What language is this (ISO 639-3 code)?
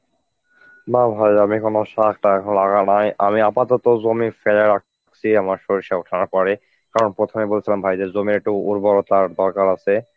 ben